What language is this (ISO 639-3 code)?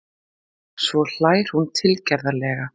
isl